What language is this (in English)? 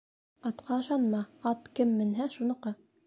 Bashkir